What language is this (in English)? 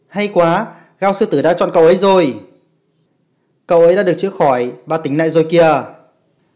Vietnamese